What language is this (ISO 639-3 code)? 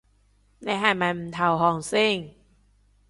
yue